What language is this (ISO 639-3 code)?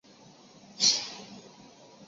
zho